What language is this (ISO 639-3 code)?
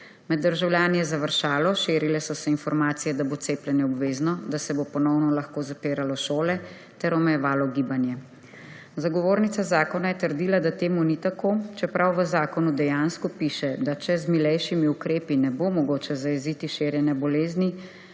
slv